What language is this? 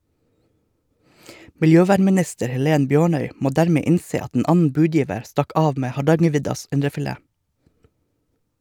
Norwegian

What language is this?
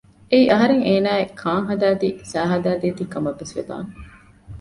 Divehi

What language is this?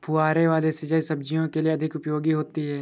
Hindi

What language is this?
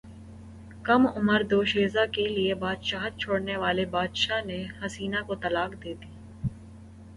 Urdu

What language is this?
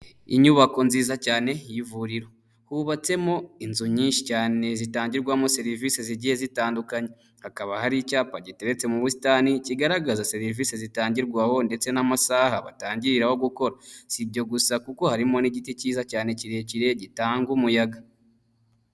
Kinyarwanda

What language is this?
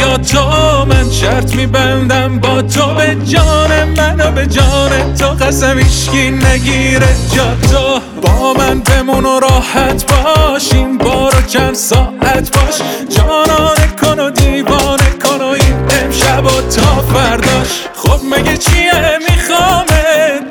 Persian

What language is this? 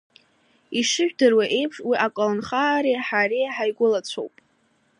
Abkhazian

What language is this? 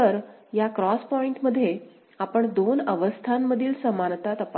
Marathi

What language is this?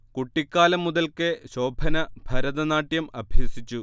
Malayalam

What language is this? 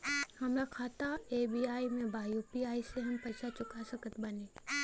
Bhojpuri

